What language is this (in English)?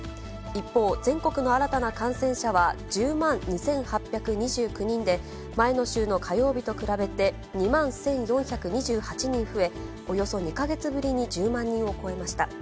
Japanese